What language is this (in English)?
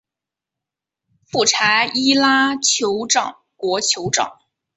Chinese